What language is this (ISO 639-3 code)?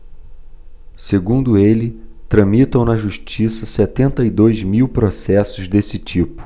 por